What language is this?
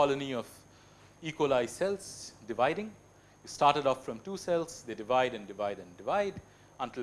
English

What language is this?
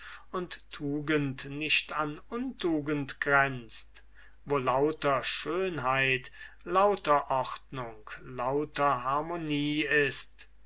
German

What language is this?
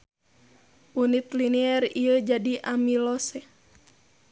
Sundanese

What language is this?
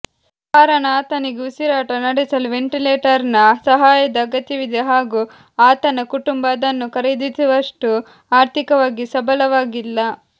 Kannada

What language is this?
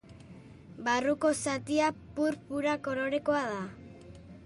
Basque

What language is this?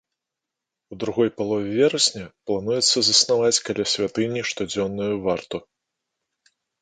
Belarusian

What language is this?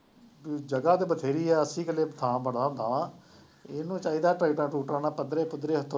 Punjabi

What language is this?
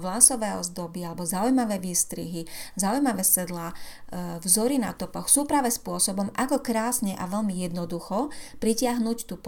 Slovak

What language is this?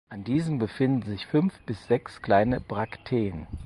German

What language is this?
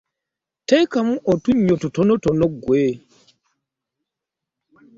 Ganda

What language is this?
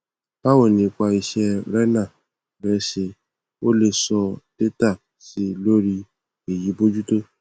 Yoruba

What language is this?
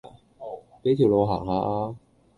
Cantonese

